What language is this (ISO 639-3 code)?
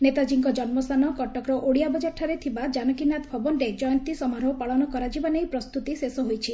ori